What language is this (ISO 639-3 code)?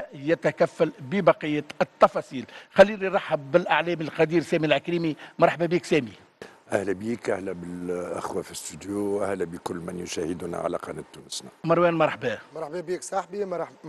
ara